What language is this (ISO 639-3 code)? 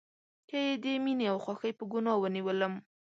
pus